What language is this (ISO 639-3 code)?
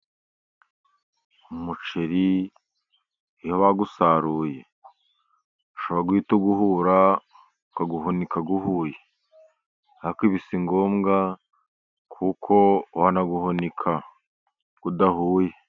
kin